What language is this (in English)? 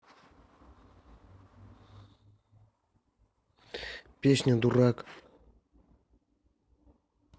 Russian